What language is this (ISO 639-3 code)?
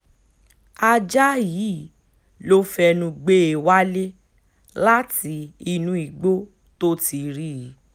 yor